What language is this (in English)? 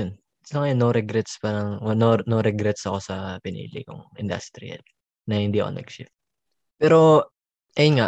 Filipino